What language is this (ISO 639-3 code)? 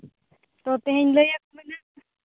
sat